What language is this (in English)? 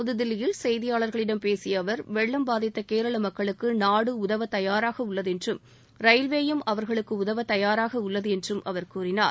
Tamil